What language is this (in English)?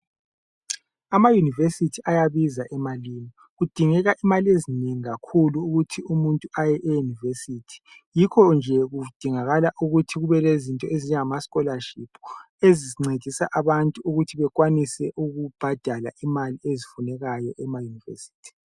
North Ndebele